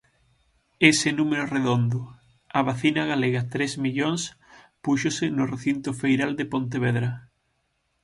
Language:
Galician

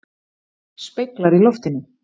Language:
Icelandic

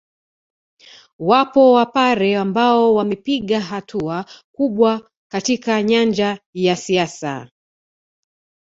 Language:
Swahili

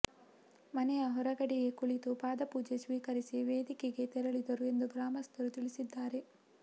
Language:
Kannada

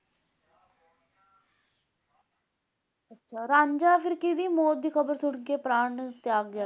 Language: Punjabi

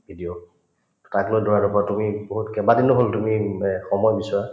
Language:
Assamese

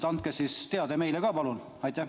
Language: Estonian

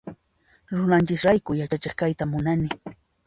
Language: Puno Quechua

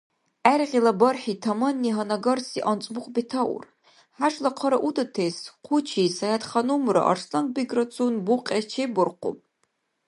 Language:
Dargwa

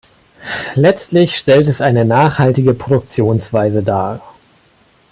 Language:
German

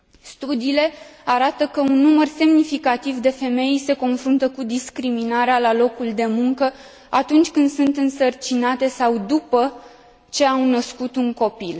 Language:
Romanian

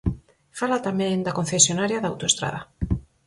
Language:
Galician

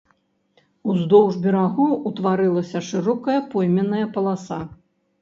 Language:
Belarusian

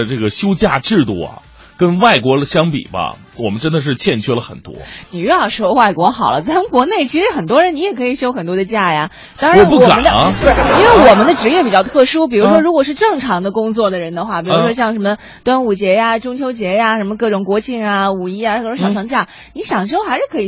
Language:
Chinese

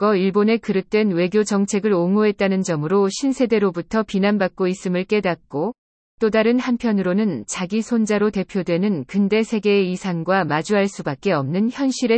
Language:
Korean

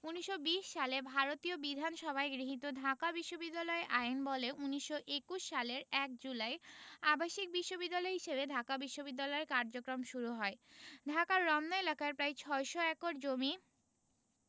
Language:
Bangla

